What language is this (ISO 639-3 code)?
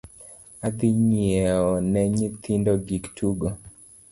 luo